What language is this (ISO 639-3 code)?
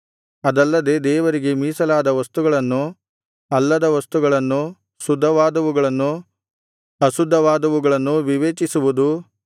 kan